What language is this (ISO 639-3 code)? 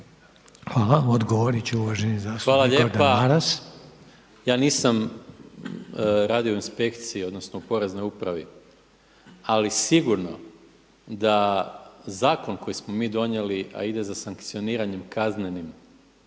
hrv